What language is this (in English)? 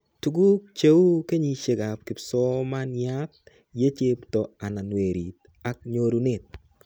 Kalenjin